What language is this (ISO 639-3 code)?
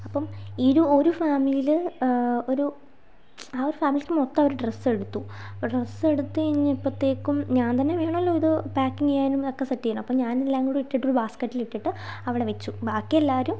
mal